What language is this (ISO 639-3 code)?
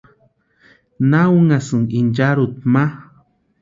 pua